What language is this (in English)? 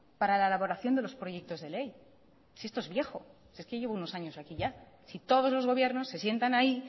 Spanish